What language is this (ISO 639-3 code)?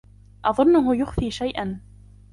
ara